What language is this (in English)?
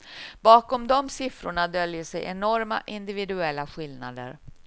Swedish